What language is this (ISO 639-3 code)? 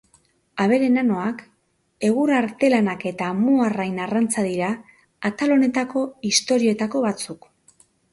eus